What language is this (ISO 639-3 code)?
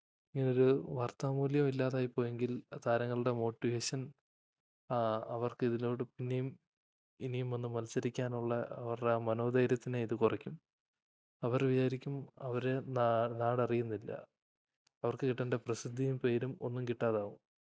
mal